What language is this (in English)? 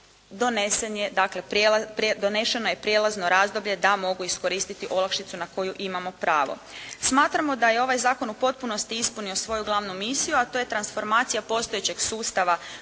Croatian